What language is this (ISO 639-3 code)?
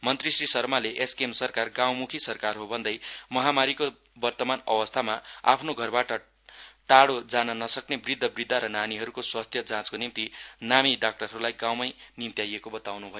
nep